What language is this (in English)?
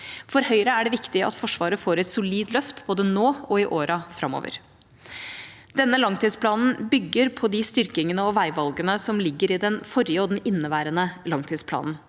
Norwegian